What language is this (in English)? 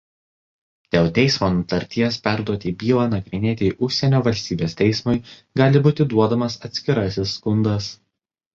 Lithuanian